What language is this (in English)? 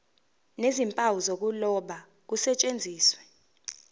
Zulu